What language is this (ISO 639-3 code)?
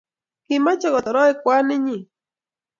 kln